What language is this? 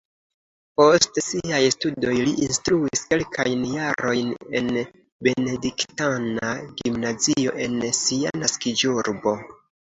Esperanto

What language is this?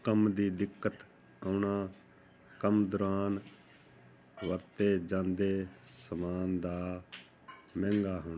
Punjabi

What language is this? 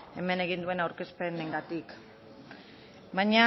Basque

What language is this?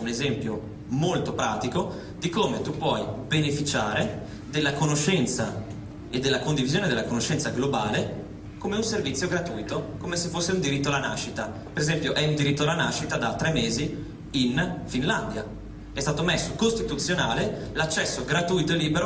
Italian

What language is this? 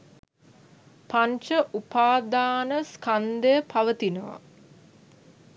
Sinhala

